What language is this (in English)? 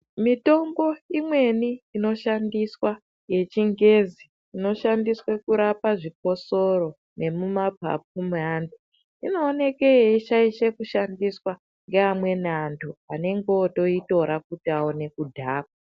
Ndau